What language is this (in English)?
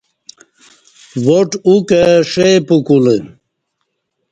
Kati